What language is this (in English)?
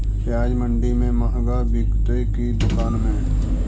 Magahi